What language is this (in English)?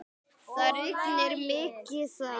Icelandic